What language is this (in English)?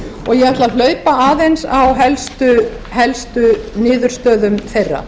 Icelandic